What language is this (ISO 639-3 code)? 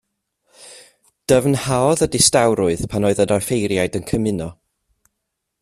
cym